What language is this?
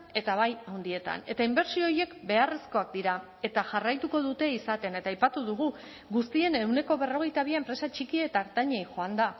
Basque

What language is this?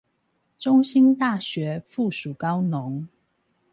Chinese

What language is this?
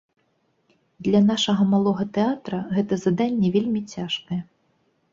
Belarusian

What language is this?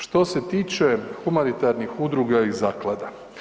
Croatian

